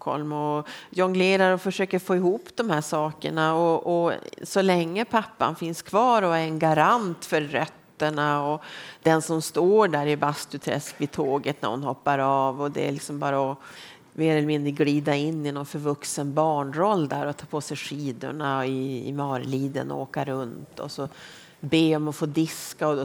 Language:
Swedish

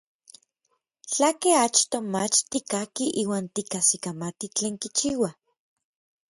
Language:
Orizaba Nahuatl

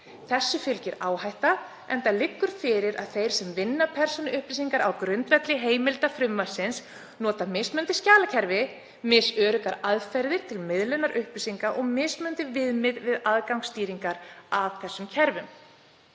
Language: Icelandic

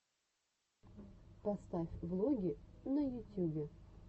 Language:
Russian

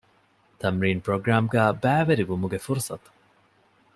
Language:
Divehi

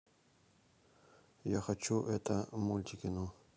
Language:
Russian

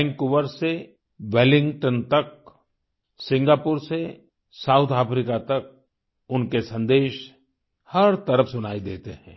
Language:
Hindi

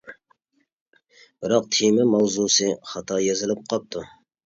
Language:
Uyghur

